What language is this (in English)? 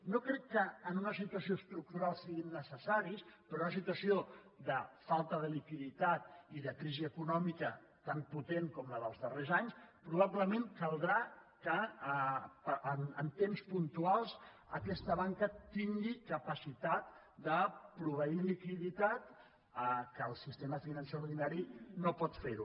Catalan